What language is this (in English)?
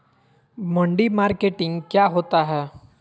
Magahi